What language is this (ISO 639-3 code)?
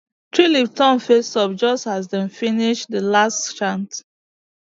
pcm